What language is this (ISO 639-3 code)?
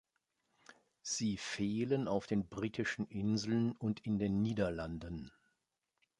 deu